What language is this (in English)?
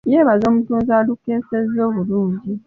Ganda